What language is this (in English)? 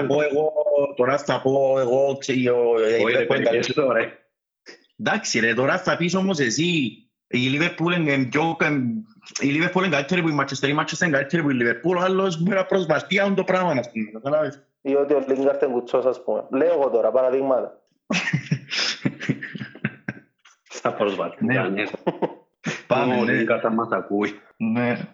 Greek